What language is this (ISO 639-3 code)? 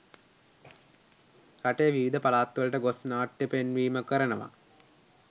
sin